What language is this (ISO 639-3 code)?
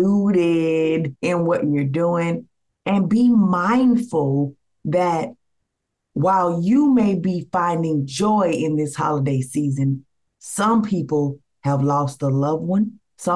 eng